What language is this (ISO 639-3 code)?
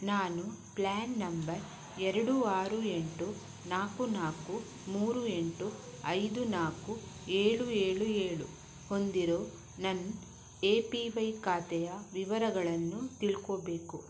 kan